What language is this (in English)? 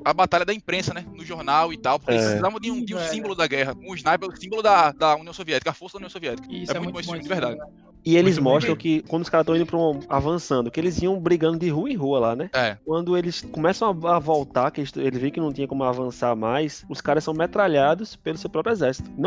Portuguese